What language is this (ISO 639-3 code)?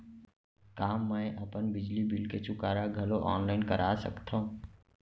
hne